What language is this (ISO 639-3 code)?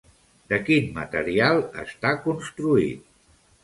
cat